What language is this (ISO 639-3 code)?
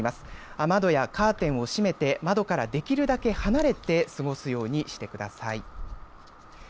jpn